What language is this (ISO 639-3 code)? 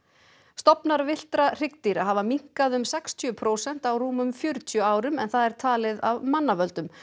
isl